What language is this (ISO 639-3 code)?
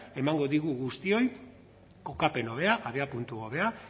eus